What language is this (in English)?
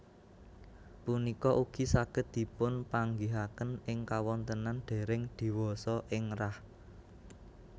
Javanese